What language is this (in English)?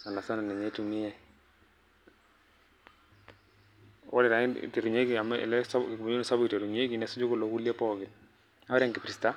Masai